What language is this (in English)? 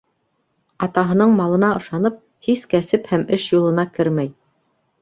Bashkir